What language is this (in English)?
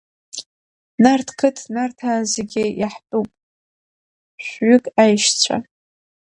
Abkhazian